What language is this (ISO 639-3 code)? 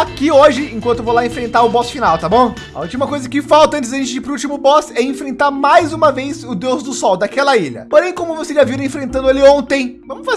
por